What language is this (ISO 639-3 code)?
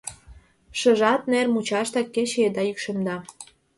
chm